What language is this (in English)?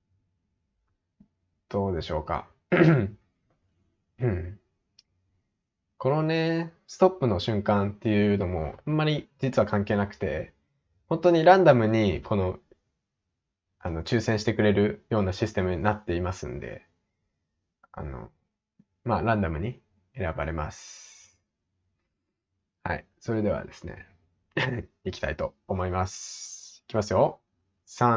Japanese